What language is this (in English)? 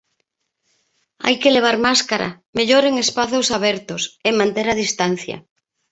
Galician